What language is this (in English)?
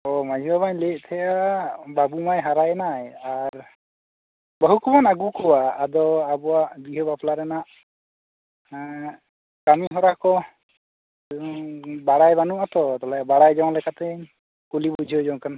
Santali